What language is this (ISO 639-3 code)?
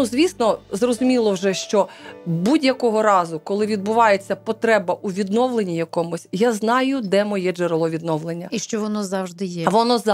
ukr